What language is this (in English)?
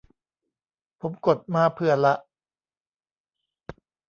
Thai